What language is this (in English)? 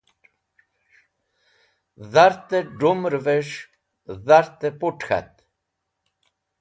Wakhi